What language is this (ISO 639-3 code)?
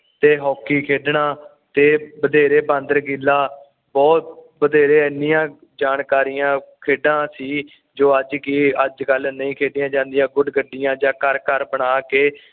pan